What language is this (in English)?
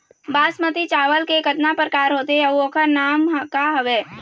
Chhattisgarhi